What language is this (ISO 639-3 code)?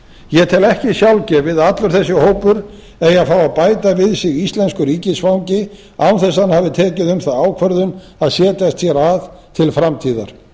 isl